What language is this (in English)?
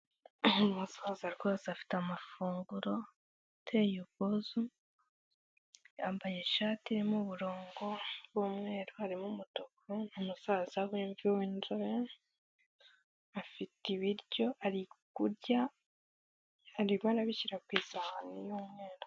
Kinyarwanda